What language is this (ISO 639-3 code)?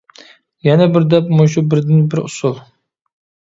uig